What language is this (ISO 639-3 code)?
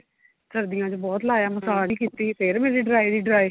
pan